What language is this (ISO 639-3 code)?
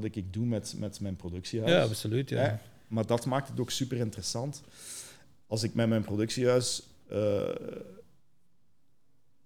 nld